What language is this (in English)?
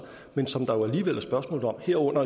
Danish